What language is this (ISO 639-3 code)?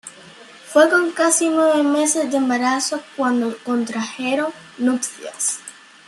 spa